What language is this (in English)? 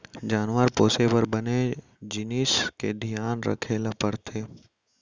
Chhattisgarhi